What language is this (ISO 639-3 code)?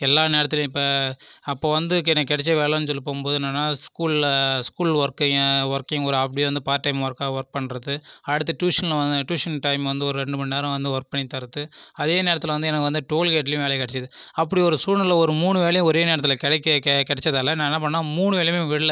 tam